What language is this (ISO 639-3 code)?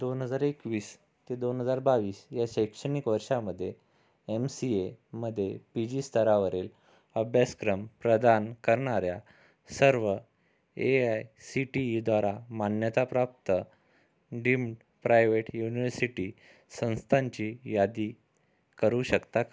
mar